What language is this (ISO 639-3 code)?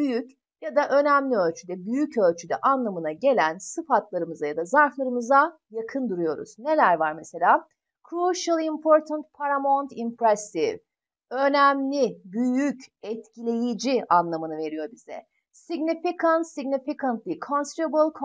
tur